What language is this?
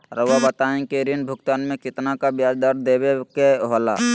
Magahi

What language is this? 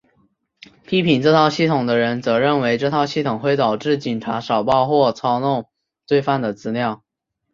Chinese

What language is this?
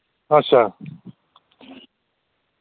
Dogri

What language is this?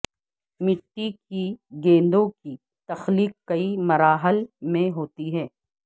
Urdu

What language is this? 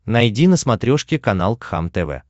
Russian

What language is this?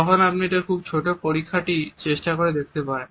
Bangla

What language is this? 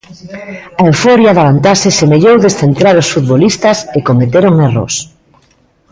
Galician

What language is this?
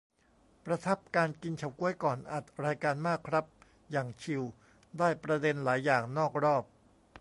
Thai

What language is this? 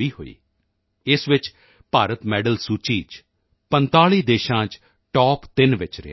Punjabi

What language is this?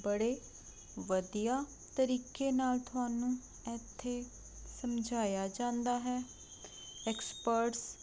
Punjabi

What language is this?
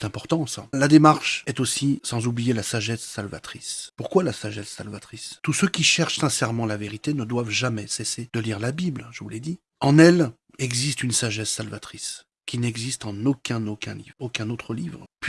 French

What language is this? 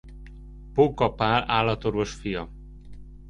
Hungarian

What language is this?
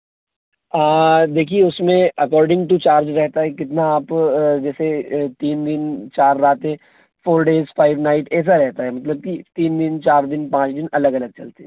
Hindi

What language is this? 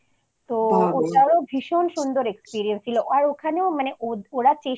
Bangla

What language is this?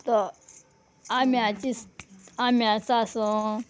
Konkani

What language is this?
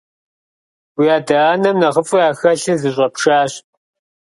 Kabardian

